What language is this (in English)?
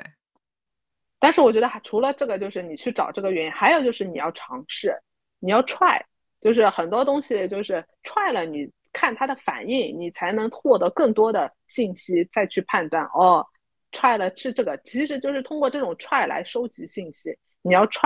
Chinese